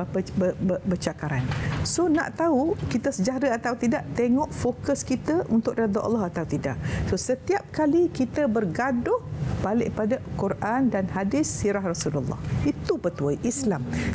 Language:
Malay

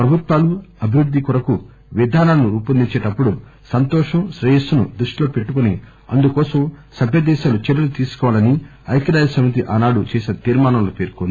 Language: Telugu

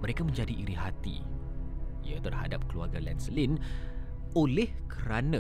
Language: Malay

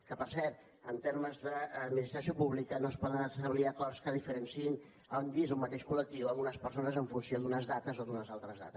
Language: Catalan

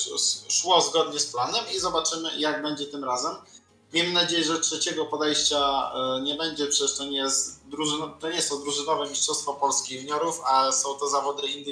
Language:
Polish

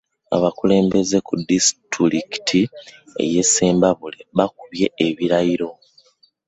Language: Ganda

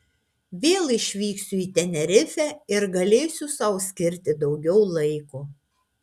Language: Lithuanian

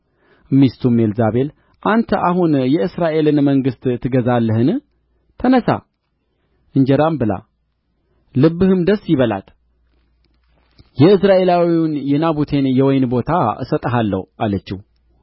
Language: Amharic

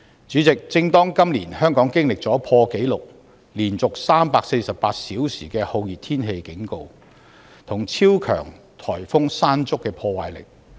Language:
Cantonese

